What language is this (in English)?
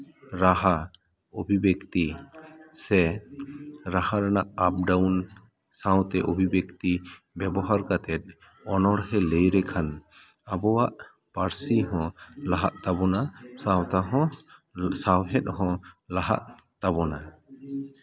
Santali